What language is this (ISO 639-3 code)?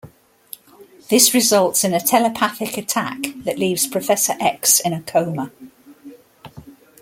eng